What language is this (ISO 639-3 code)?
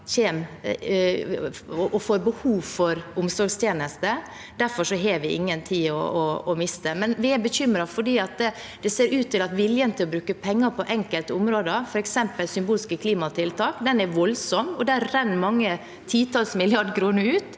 nor